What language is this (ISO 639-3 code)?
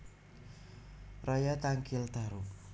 jav